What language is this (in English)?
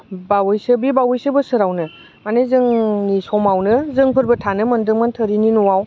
Bodo